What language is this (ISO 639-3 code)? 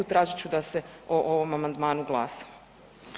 hrv